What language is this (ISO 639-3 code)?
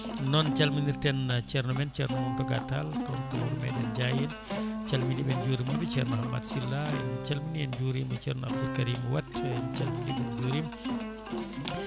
ful